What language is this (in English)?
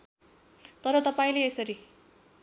Nepali